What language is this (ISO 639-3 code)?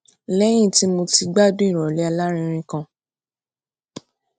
yor